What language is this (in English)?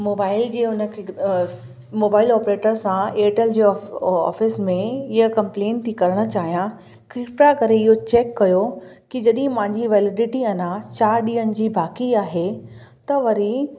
Sindhi